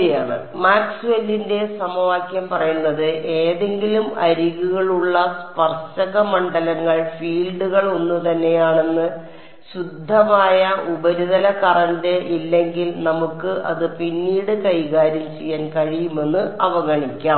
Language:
Malayalam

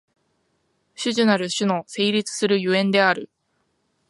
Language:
Japanese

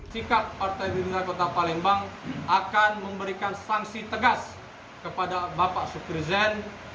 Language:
Indonesian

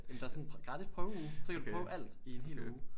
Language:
Danish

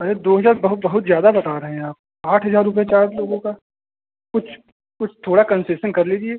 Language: Hindi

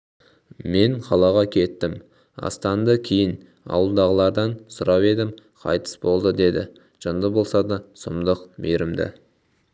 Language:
Kazakh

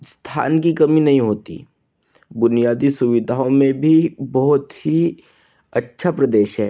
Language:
Hindi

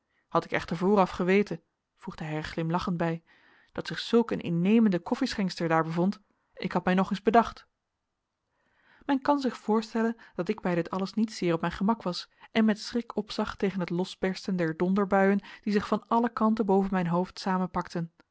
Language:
Dutch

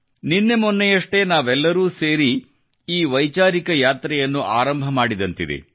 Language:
Kannada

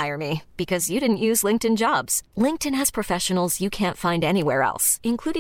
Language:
Filipino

